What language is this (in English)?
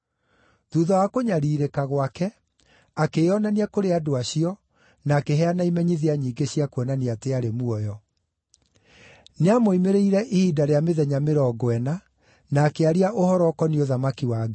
Kikuyu